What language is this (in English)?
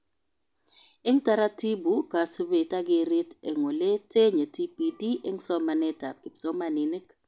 Kalenjin